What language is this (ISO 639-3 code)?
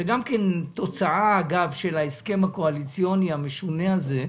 heb